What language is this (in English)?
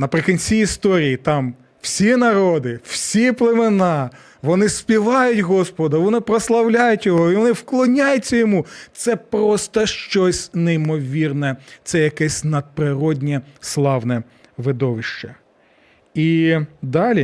Ukrainian